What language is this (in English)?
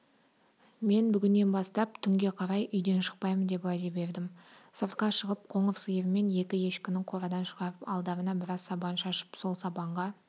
Kazakh